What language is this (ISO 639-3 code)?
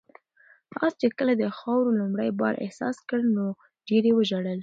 pus